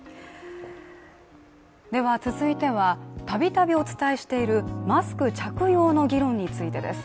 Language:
Japanese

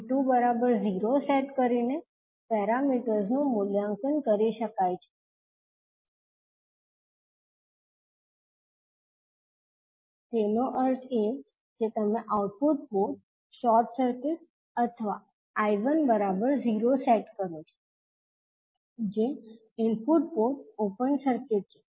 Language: Gujarati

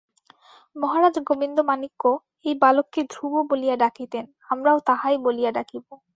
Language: Bangla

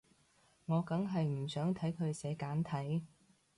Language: Cantonese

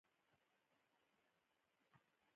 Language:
Pashto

